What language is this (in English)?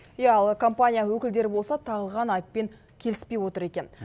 Kazakh